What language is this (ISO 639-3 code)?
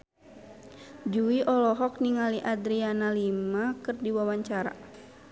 sun